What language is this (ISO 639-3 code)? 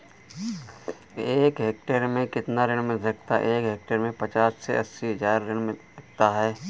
hin